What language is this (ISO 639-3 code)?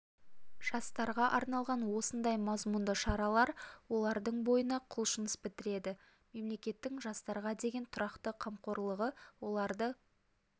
kaz